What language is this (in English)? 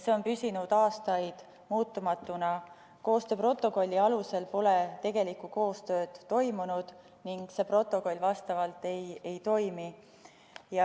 Estonian